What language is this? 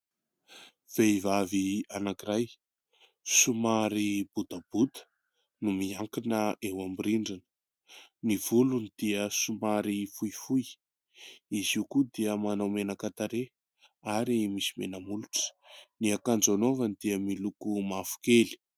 Malagasy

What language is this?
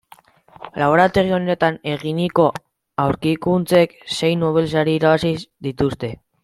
Basque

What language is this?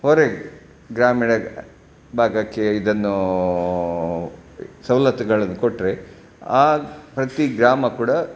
Kannada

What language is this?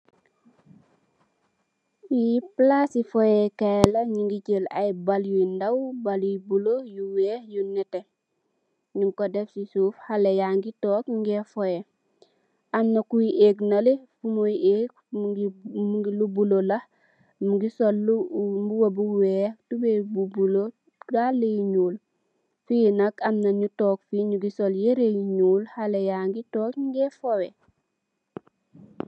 Wolof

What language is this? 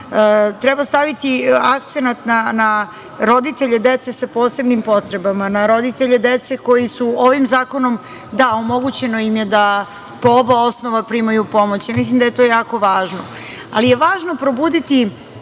Serbian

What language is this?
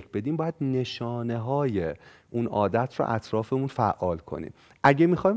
Persian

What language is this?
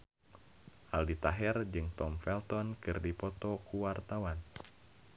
Sundanese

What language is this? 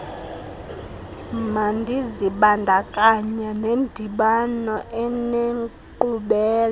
Xhosa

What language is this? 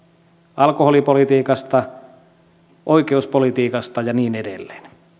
Finnish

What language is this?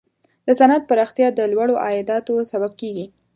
Pashto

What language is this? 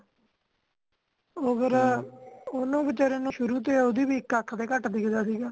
Punjabi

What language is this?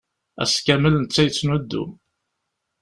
Kabyle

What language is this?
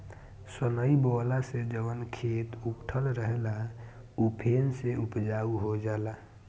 Bhojpuri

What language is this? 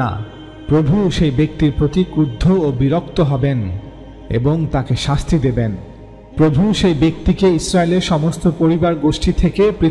Arabic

